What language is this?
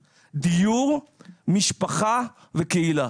Hebrew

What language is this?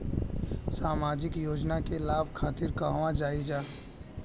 Bhojpuri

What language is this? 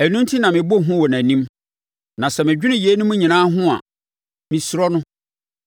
Akan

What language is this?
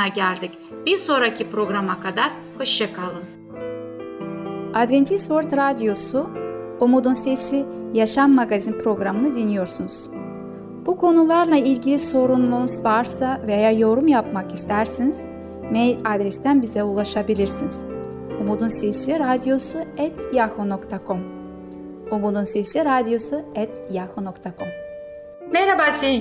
Turkish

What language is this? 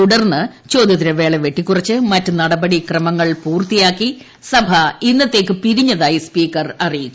Malayalam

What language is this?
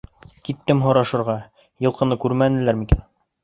Bashkir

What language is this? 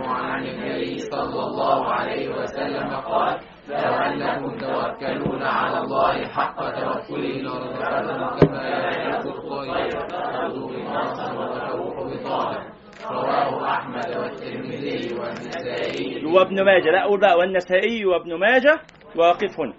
Arabic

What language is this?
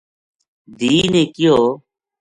Gujari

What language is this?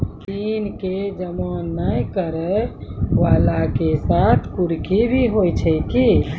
Maithili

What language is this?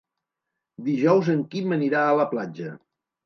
Catalan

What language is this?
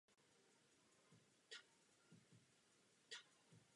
Czech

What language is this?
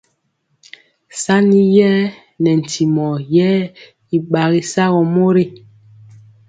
Mpiemo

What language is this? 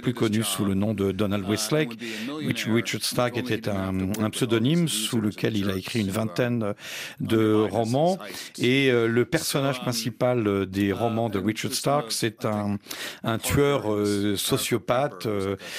French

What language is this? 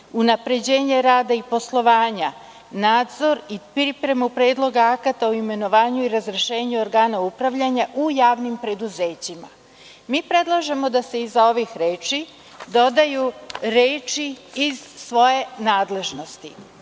Serbian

